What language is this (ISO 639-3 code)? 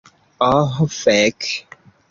epo